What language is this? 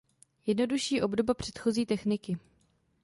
Czech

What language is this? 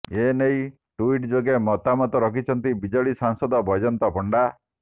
Odia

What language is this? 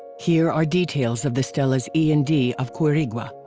English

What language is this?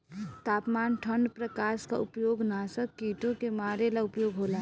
Bhojpuri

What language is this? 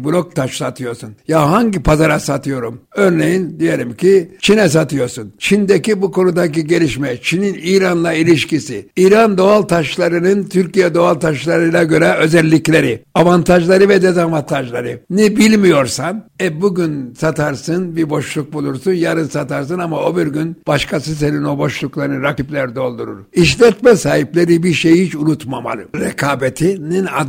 Turkish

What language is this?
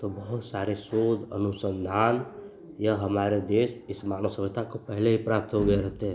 Hindi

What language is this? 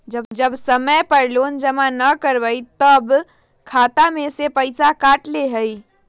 Magahi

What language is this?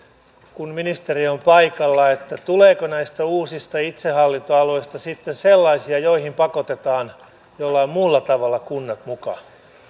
Finnish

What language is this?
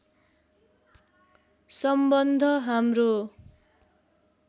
Nepali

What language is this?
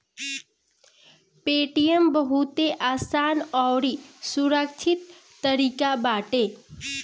Bhojpuri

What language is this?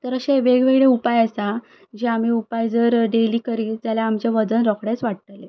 Konkani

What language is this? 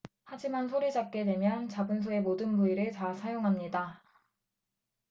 Korean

